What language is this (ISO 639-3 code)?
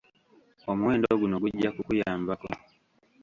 lug